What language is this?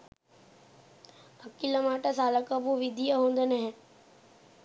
Sinhala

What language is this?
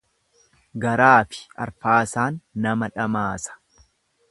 Oromo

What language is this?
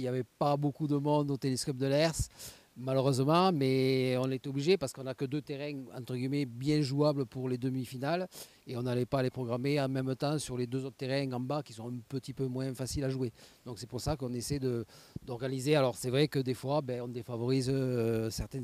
French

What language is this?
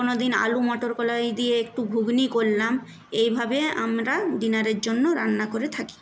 Bangla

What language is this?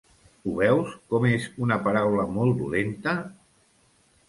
Catalan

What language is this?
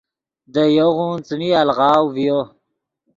Yidgha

